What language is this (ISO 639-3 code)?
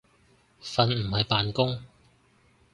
yue